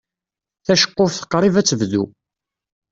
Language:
Kabyle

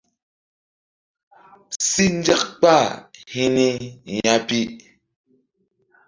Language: Mbum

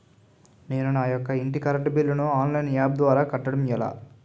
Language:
Telugu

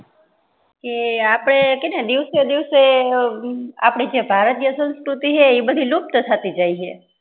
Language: Gujarati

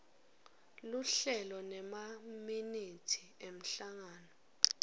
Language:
Swati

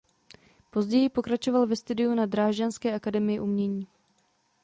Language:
Czech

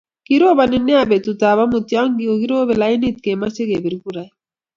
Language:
Kalenjin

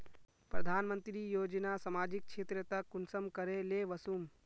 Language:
Magahi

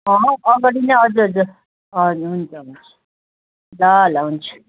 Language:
Nepali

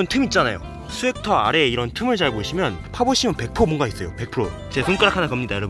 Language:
Korean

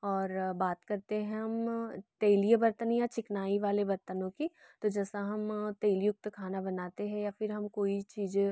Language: Hindi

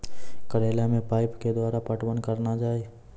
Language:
Maithili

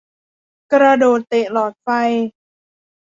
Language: Thai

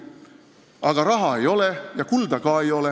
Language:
Estonian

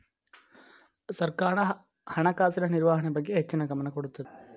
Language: Kannada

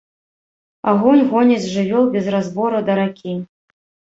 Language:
Belarusian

